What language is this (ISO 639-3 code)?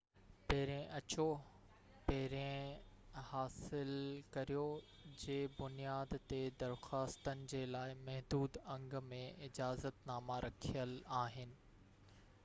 snd